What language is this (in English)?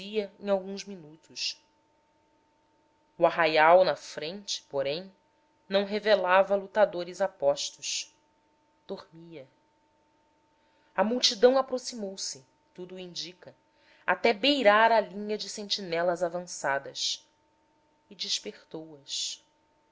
Portuguese